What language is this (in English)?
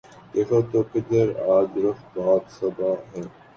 Urdu